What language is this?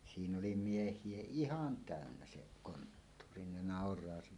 Finnish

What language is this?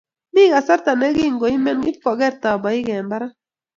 Kalenjin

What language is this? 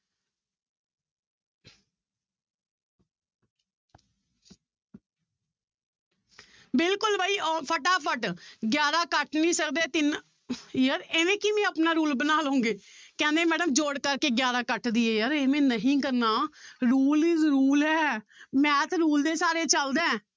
Punjabi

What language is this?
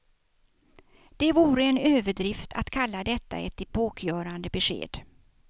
Swedish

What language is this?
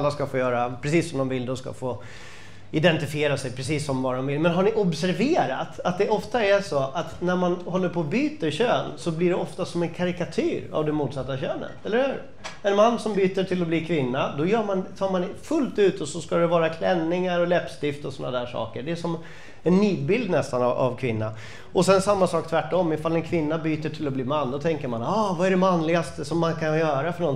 Swedish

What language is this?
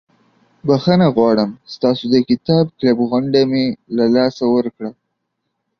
Pashto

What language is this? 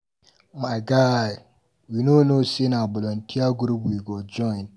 Nigerian Pidgin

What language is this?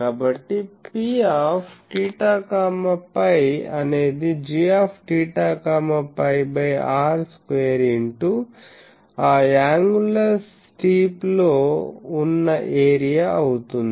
Telugu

